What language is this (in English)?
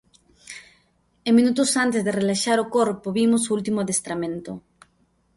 Galician